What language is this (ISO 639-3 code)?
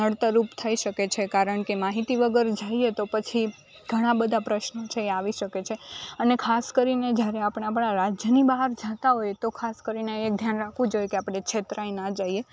guj